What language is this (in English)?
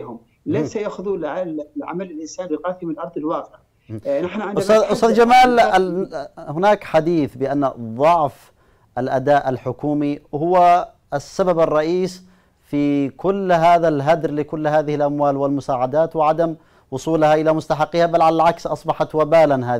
Arabic